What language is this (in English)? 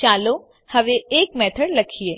Gujarati